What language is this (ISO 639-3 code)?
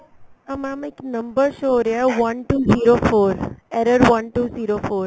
pan